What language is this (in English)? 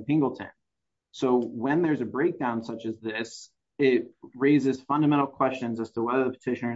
English